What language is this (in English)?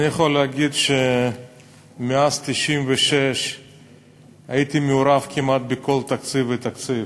Hebrew